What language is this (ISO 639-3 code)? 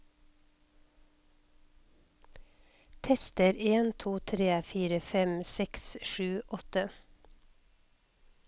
nor